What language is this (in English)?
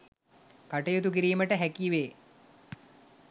Sinhala